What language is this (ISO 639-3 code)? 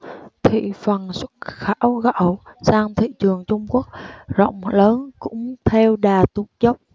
vie